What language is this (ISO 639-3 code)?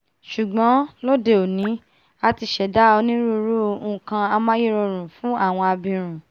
yor